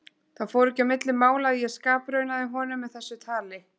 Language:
Icelandic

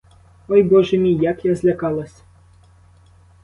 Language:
Ukrainian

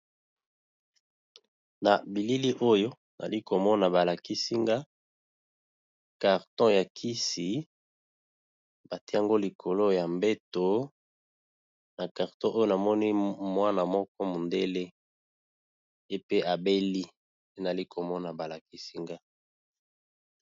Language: Lingala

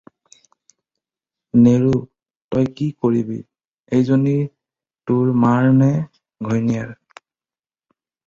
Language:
Assamese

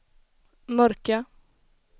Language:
Swedish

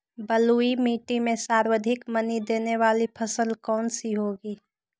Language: Magahi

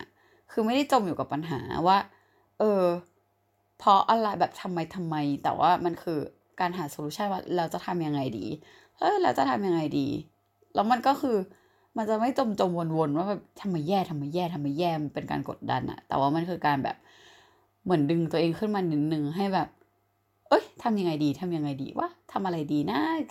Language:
Thai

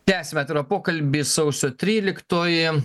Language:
Lithuanian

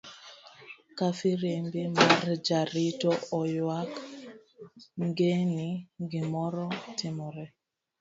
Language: Luo (Kenya and Tanzania)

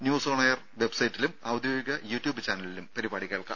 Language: Malayalam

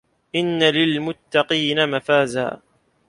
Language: Arabic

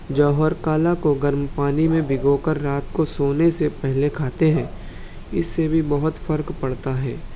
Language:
Urdu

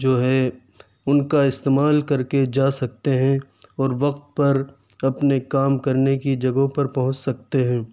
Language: Urdu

